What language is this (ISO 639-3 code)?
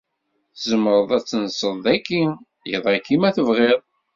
kab